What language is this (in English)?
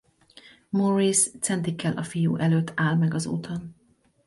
Hungarian